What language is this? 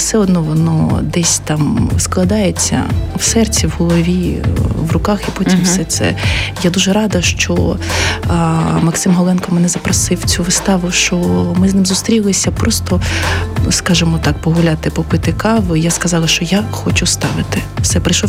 Ukrainian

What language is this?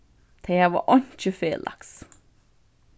Faroese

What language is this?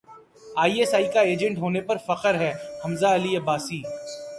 Urdu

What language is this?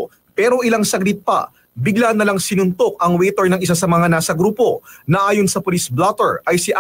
Filipino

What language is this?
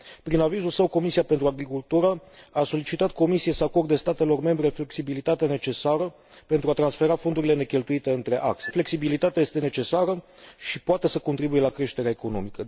Romanian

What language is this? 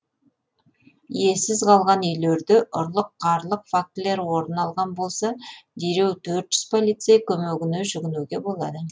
Kazakh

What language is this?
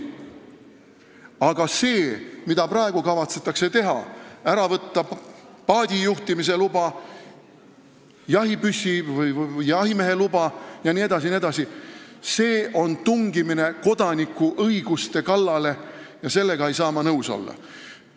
Estonian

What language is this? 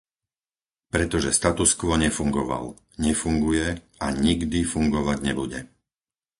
Slovak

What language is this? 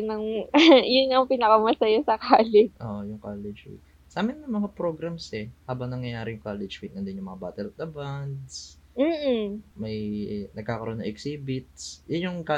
Filipino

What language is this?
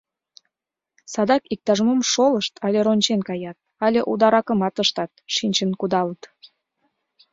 Mari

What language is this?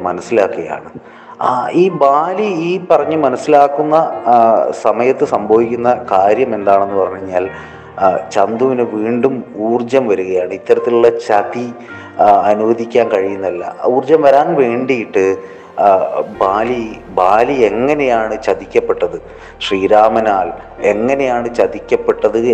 Malayalam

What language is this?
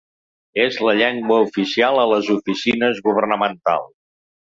Catalan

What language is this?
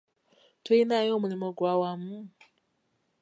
Ganda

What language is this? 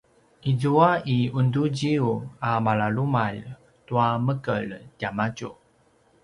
Paiwan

